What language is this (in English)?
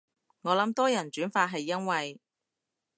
Cantonese